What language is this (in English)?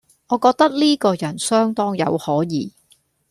Cantonese